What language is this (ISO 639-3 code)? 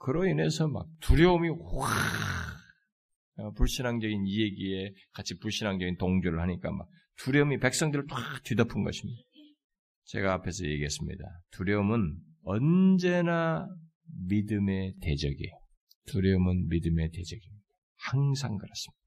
kor